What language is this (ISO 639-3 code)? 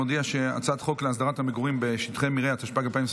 heb